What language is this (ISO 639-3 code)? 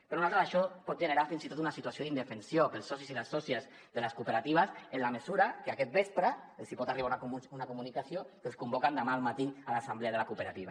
cat